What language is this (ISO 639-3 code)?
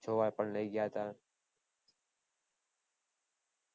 guj